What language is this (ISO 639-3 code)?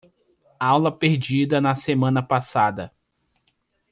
por